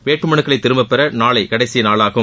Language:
Tamil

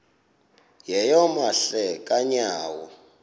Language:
Xhosa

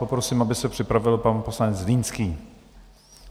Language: Czech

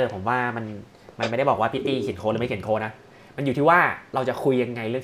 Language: Thai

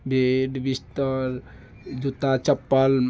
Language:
Maithili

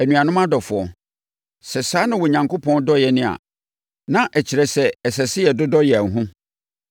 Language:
Akan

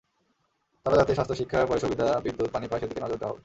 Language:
Bangla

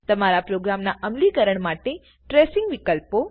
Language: Gujarati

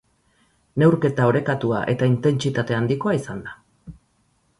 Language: Basque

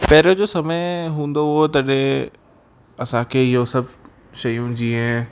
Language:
Sindhi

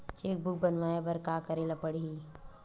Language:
Chhattisgarhi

